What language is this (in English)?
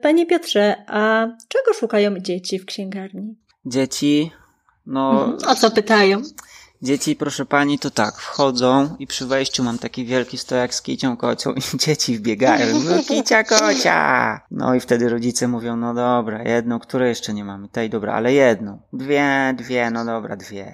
Polish